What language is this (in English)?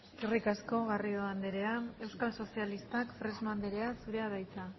Basque